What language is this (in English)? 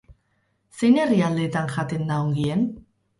Basque